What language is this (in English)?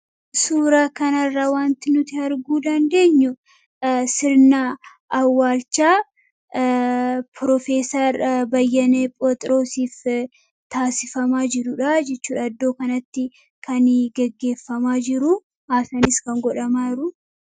Oromo